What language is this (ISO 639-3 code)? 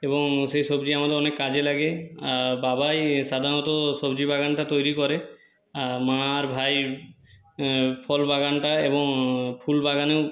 ben